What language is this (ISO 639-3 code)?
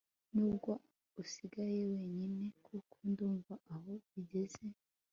kin